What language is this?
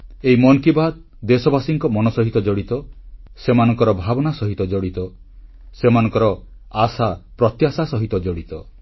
Odia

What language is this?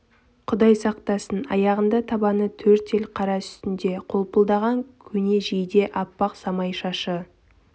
Kazakh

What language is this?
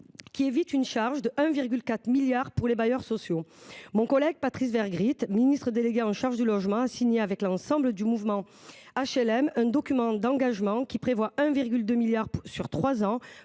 French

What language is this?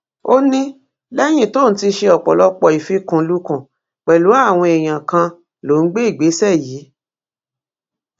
Yoruba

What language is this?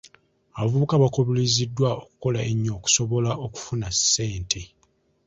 Ganda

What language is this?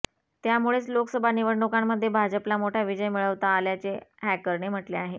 Marathi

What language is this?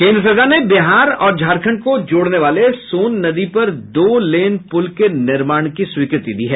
Hindi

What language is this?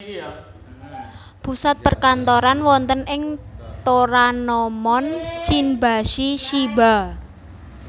Javanese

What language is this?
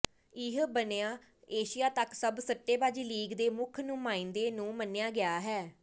Punjabi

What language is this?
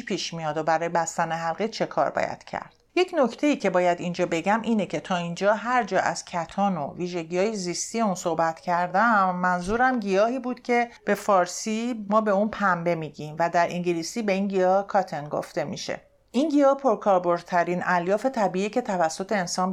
Persian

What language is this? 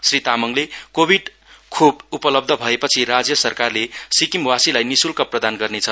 Nepali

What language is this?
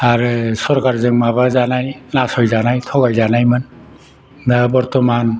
Bodo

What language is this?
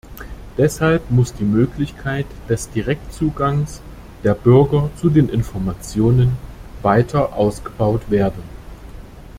German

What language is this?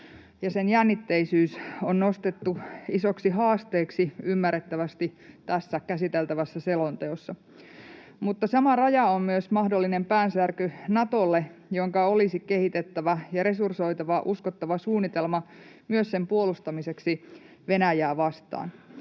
Finnish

